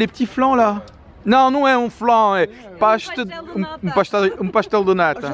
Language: French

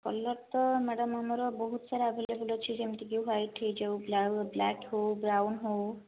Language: Odia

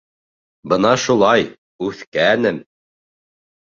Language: Bashkir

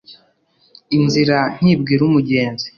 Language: Kinyarwanda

